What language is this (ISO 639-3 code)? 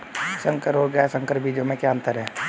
hin